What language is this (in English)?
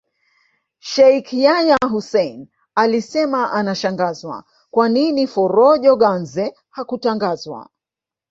Swahili